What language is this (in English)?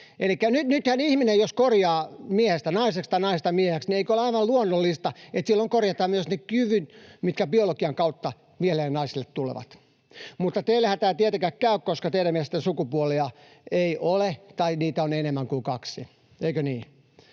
Finnish